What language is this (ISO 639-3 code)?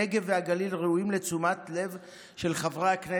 heb